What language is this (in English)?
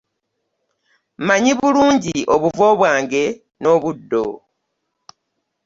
Ganda